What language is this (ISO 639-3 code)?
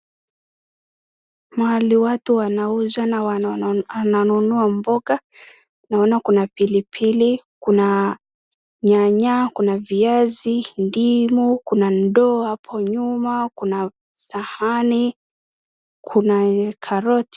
swa